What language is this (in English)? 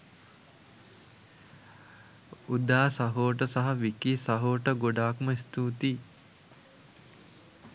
Sinhala